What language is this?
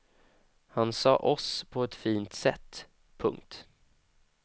Swedish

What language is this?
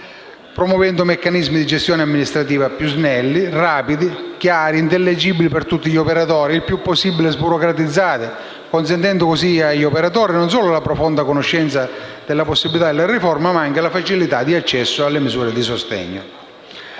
Italian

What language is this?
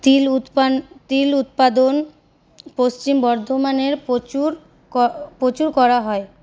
Bangla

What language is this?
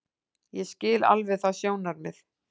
Icelandic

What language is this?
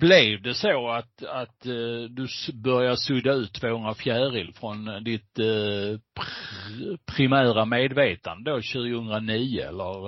Swedish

